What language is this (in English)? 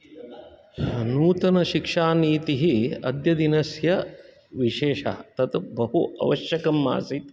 Sanskrit